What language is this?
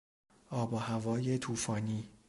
Persian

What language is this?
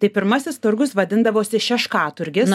Lithuanian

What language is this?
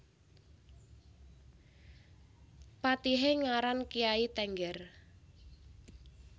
Javanese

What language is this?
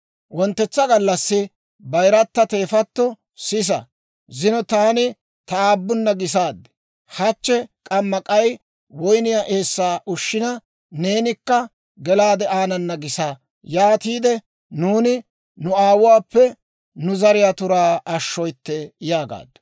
Dawro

